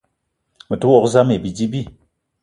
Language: Eton (Cameroon)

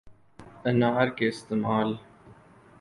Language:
Urdu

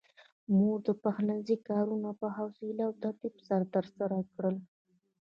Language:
Pashto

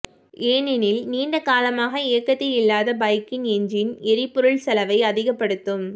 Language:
Tamil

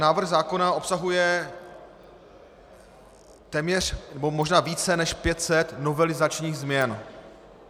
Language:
Czech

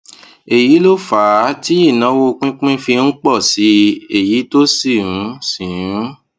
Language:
Yoruba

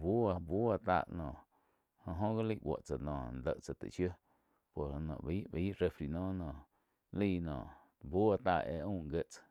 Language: Quiotepec Chinantec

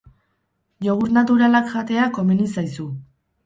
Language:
Basque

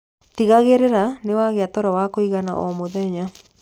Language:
Kikuyu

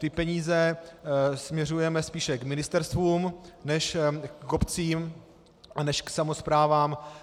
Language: Czech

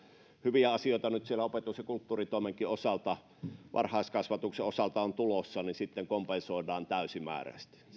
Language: Finnish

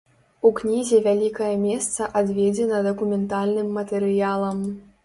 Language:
Belarusian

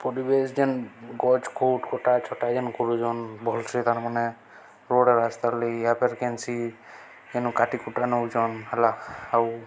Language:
Odia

